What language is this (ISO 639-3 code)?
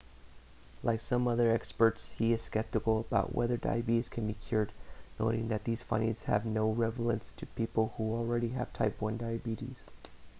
eng